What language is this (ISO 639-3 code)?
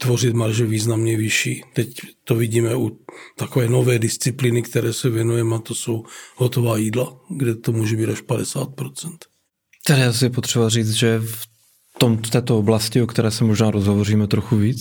ces